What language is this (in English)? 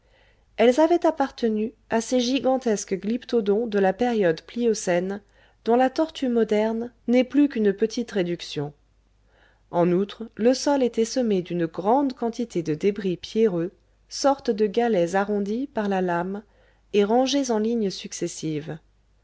French